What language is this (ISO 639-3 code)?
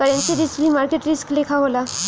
bho